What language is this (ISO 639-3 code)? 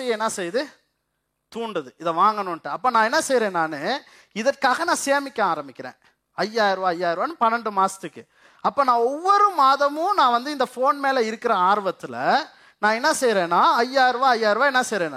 tam